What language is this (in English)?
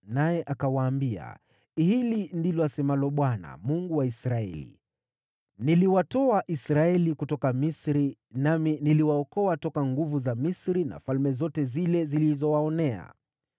Swahili